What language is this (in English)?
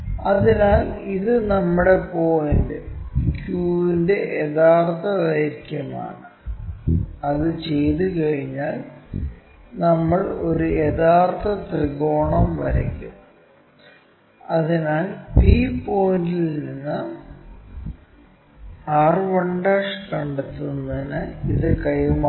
Malayalam